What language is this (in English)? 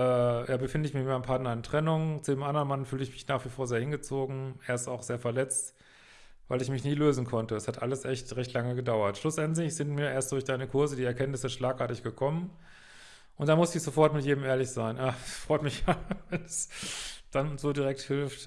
German